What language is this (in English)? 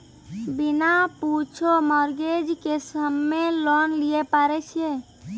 Maithili